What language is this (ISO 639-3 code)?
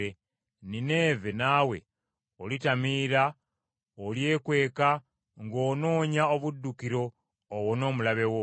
lug